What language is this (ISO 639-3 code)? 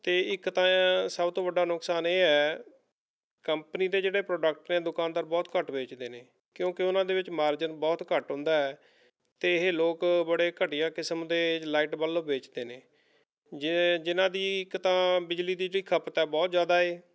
pan